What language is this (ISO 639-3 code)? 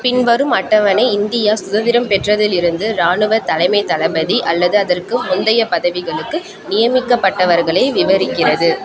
tam